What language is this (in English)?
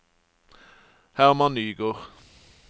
Norwegian